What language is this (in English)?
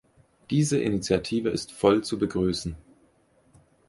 German